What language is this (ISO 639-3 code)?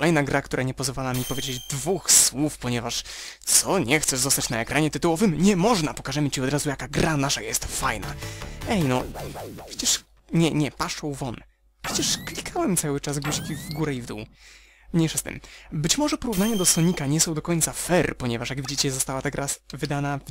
pol